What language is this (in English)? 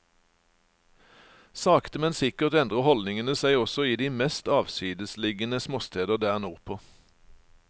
Norwegian